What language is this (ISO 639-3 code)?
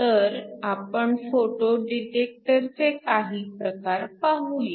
mar